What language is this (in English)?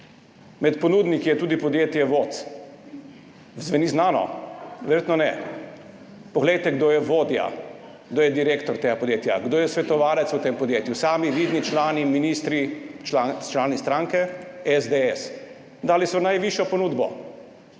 Slovenian